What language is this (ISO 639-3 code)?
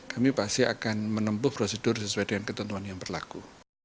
ind